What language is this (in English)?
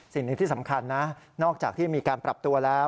Thai